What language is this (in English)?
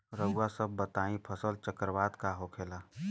Bhojpuri